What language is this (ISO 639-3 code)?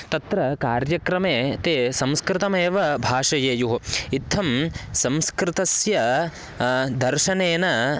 san